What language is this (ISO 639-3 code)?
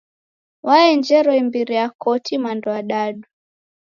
dav